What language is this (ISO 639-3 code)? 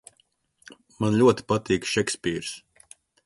lav